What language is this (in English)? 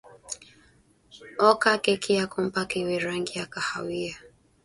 Swahili